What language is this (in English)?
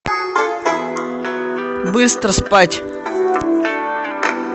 Russian